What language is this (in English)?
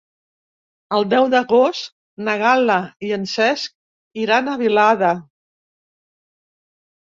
Catalan